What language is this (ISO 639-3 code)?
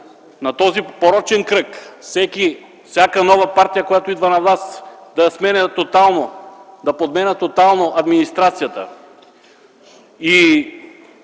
bul